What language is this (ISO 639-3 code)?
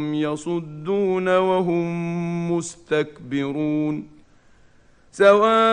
ara